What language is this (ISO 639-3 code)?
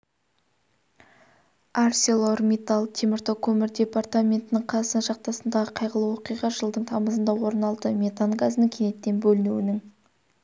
kaz